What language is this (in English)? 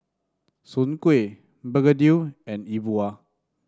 English